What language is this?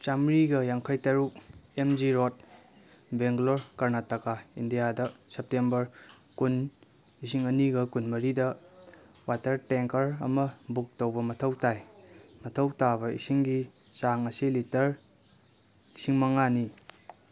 Manipuri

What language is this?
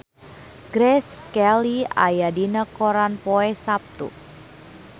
Sundanese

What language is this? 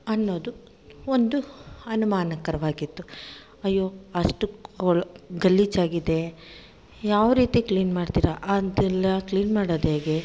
Kannada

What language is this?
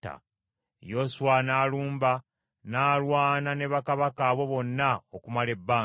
Ganda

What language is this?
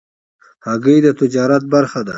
Pashto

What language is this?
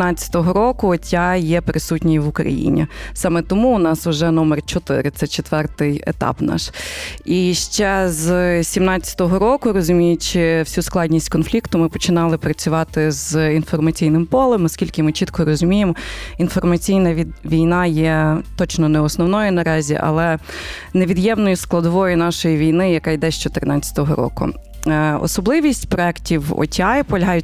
Ukrainian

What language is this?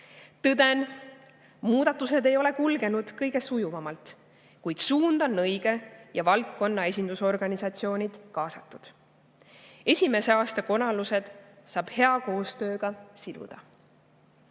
Estonian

